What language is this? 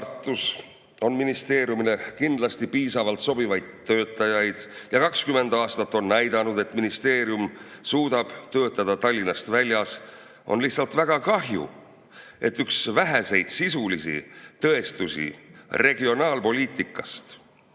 Estonian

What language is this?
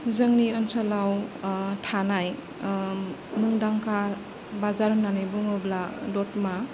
Bodo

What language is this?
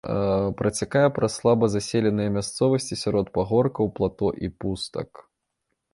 Belarusian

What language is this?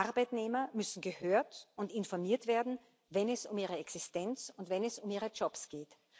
German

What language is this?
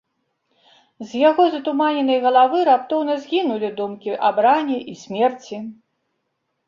Belarusian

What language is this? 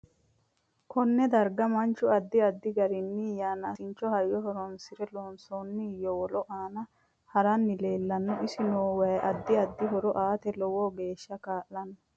Sidamo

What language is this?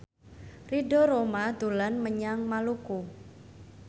Javanese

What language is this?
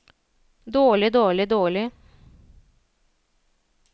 Norwegian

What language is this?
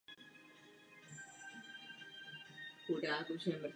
Czech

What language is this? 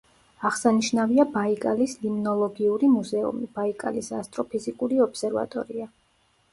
Georgian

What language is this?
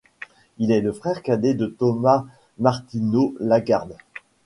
French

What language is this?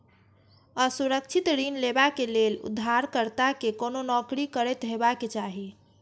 Maithili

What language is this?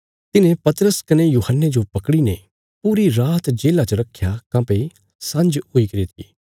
Bilaspuri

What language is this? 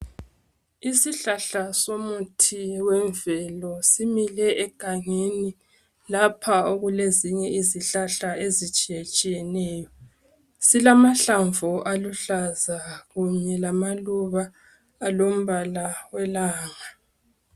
North Ndebele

